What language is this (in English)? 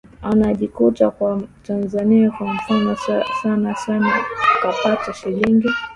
Swahili